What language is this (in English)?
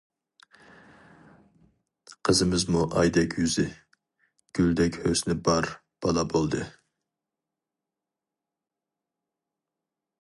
Uyghur